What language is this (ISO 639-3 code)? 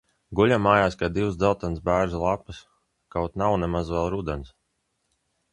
lav